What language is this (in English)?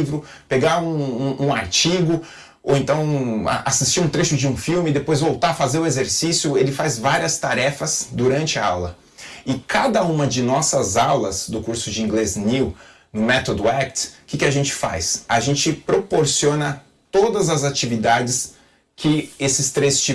Portuguese